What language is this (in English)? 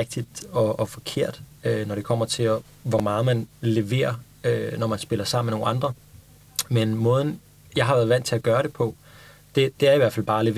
Danish